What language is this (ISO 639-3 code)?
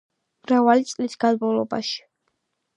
kat